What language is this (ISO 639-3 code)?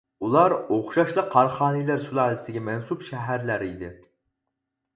uig